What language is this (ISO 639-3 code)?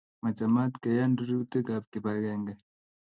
kln